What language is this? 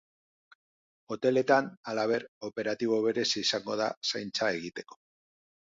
Basque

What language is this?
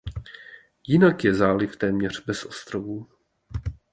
Czech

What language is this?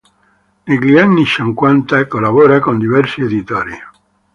Italian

